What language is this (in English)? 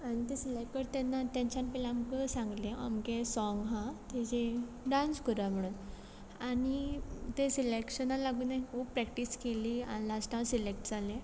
Konkani